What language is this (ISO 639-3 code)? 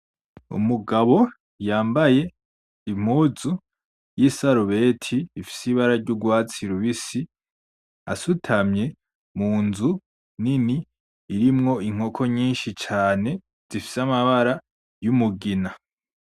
run